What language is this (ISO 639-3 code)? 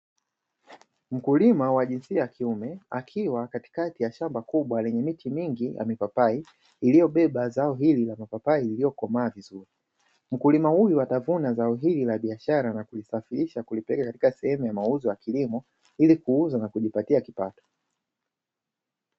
swa